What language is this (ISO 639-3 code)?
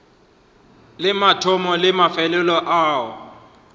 nso